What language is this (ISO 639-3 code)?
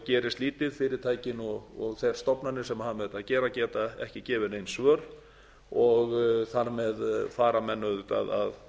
isl